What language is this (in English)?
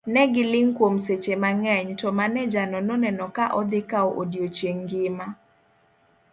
Luo (Kenya and Tanzania)